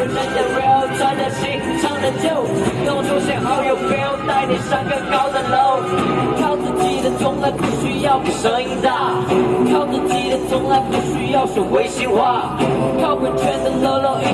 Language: Chinese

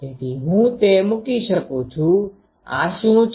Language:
Gujarati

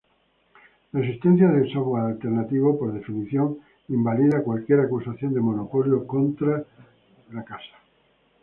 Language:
Spanish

